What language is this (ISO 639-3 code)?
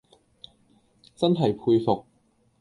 yue